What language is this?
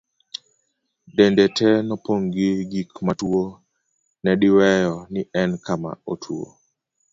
Luo (Kenya and Tanzania)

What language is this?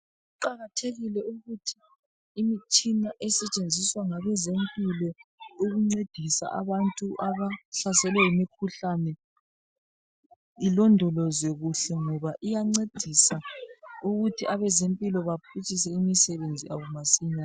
North Ndebele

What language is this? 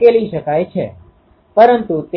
Gujarati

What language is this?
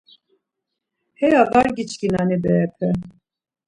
Laz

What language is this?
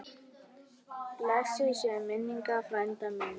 Icelandic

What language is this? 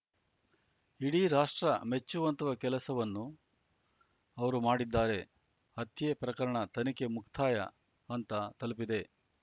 Kannada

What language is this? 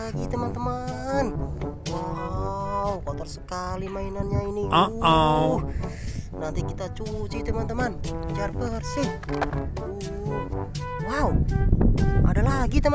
Indonesian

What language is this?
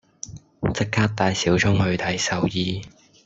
Cantonese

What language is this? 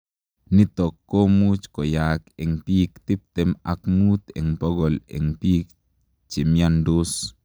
Kalenjin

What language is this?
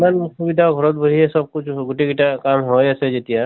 Assamese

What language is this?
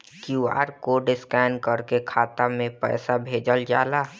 Bhojpuri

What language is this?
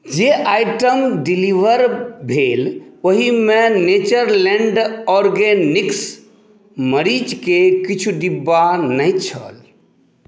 Maithili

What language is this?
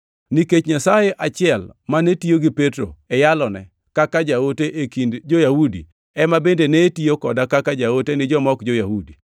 Luo (Kenya and Tanzania)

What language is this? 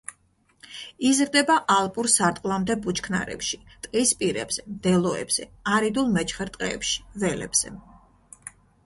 Georgian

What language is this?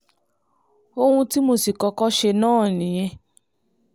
Yoruba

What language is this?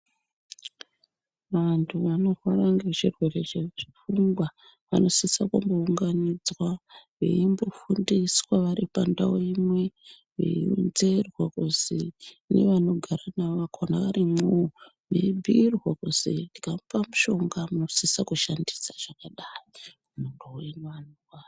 Ndau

